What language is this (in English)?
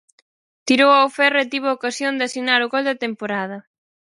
Galician